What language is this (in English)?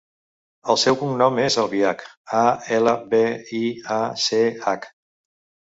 Catalan